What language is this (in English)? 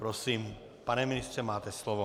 Czech